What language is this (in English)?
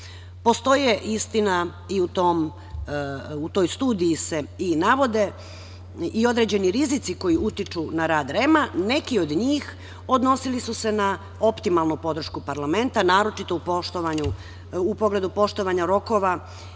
Serbian